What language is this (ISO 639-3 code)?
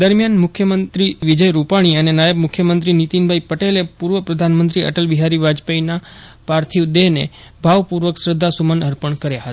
guj